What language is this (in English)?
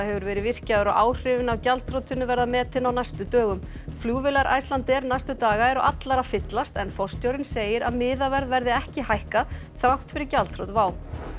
Icelandic